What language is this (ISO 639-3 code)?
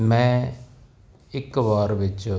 pan